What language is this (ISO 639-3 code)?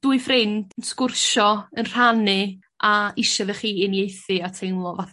cym